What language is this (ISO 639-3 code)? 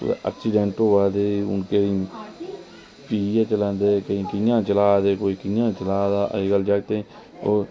doi